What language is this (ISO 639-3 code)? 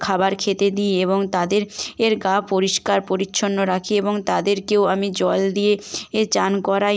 ben